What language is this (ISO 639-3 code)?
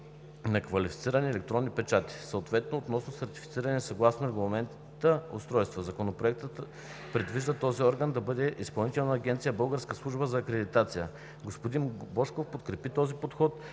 bul